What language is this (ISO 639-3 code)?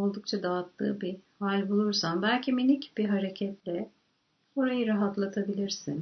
tur